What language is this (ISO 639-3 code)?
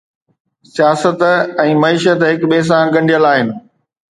snd